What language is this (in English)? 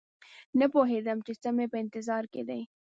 Pashto